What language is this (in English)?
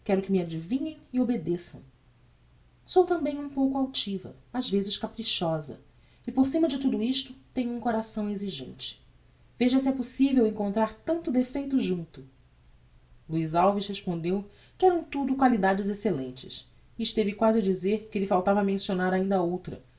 Portuguese